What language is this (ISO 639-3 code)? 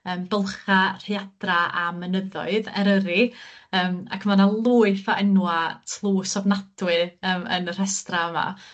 cym